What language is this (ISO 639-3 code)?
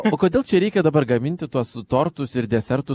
lit